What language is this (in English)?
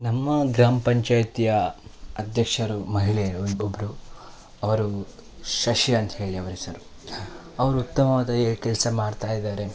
Kannada